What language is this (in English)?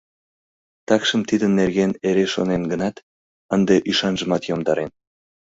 Mari